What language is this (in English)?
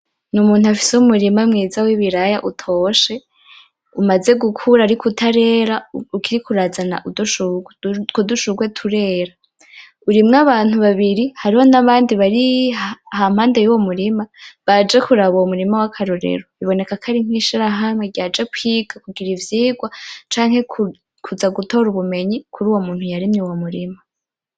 Rundi